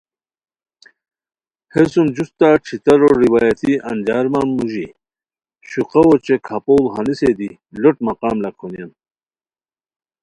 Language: Khowar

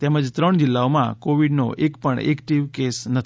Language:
Gujarati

